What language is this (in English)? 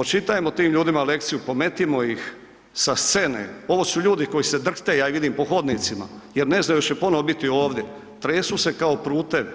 Croatian